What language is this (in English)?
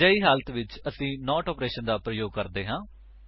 Punjabi